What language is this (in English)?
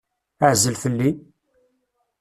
Kabyle